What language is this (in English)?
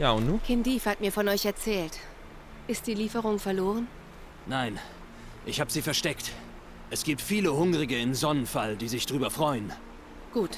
German